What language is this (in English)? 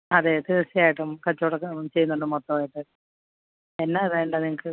Malayalam